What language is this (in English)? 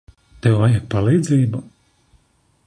Latvian